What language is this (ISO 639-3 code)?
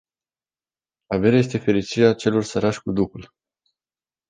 ron